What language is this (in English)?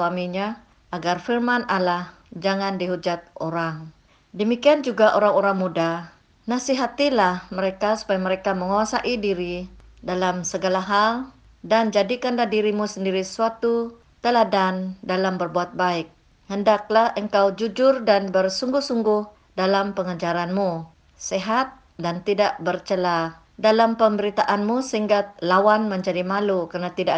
Malay